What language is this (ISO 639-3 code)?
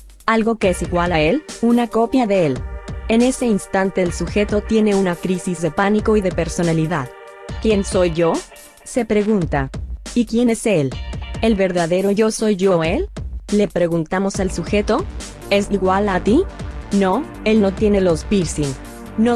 spa